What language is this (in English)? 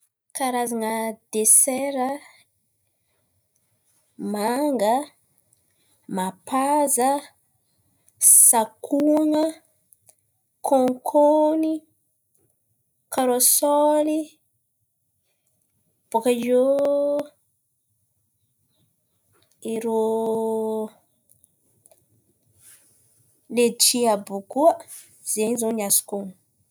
Antankarana Malagasy